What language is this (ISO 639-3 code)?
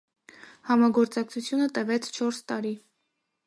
hye